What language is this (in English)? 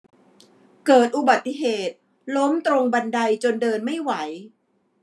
Thai